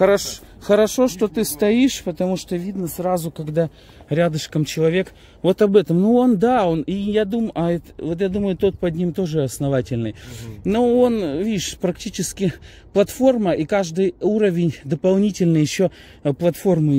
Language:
Russian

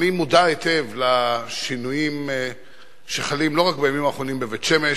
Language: Hebrew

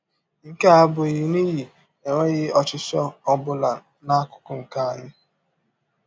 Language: Igbo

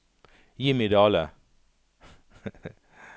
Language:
Norwegian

